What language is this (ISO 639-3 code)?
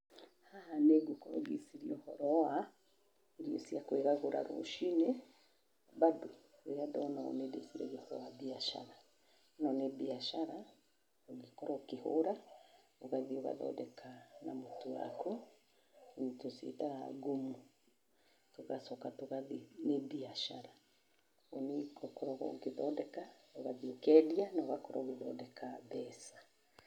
kik